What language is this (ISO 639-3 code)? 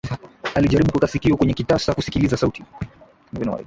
swa